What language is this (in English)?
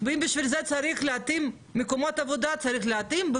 Hebrew